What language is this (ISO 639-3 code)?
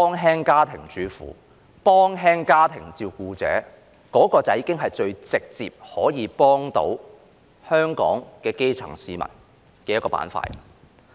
yue